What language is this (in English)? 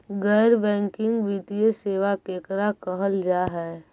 Magahi